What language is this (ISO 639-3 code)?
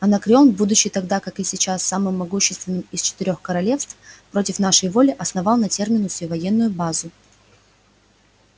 rus